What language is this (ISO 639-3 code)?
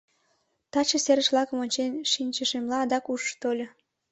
chm